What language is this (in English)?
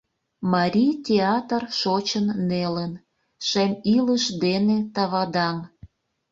Mari